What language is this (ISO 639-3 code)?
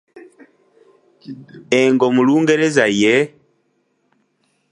lug